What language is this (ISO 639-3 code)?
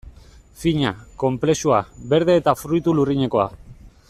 eus